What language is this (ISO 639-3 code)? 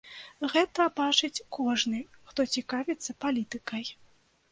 bel